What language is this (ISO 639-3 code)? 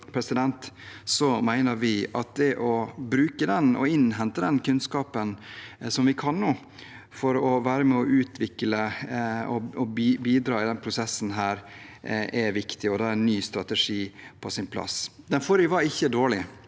nor